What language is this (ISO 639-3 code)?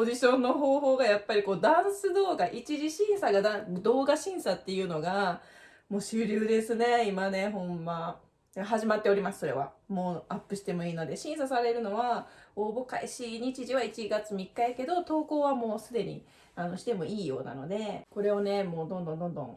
jpn